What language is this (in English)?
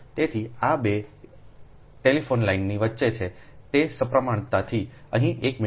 Gujarati